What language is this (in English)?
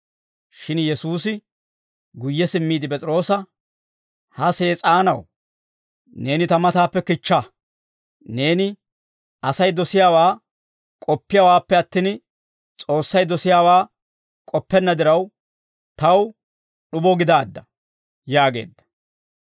Dawro